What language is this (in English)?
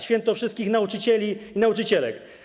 Polish